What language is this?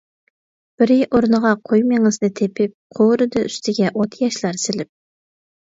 Uyghur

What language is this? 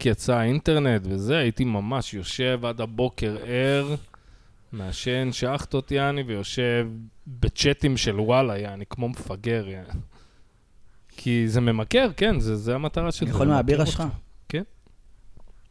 Hebrew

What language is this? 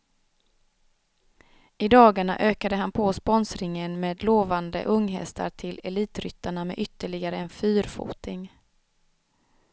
Swedish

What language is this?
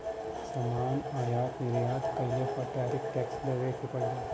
Bhojpuri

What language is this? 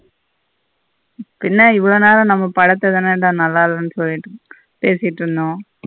Tamil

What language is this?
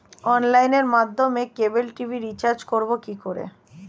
Bangla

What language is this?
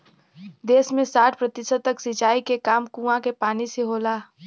Bhojpuri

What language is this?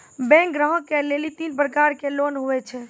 Maithili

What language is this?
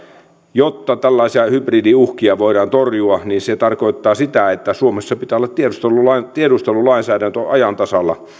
Finnish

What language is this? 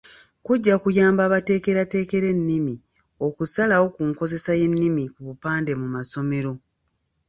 Ganda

